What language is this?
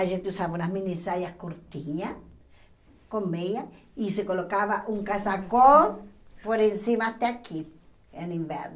Portuguese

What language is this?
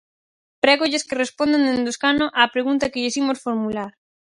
Galician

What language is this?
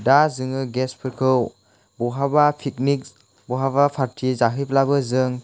Bodo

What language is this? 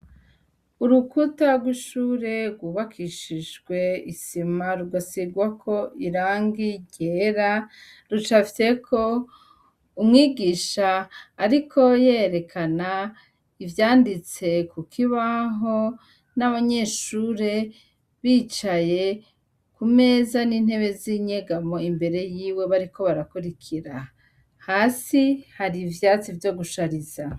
Rundi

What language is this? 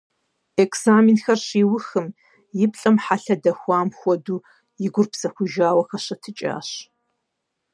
Kabardian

